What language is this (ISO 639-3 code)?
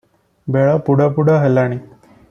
ori